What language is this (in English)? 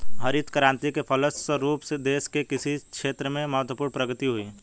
Hindi